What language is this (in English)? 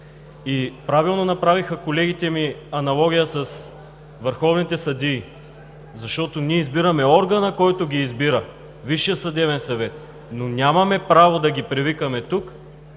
Bulgarian